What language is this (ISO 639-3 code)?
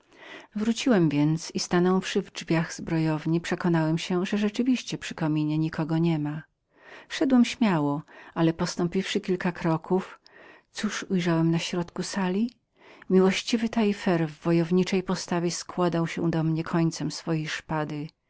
pol